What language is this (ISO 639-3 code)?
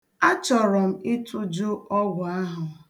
ibo